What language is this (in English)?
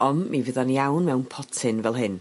Welsh